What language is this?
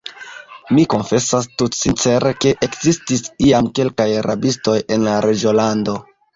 Esperanto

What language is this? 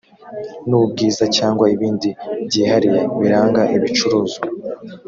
Kinyarwanda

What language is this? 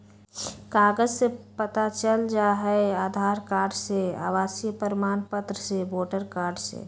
Magahi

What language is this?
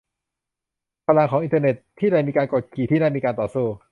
Thai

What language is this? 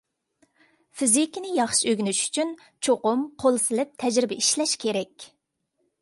Uyghur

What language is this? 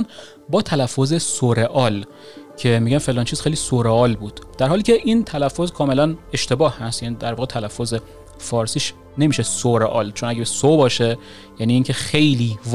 Persian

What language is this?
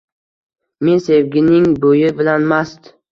Uzbek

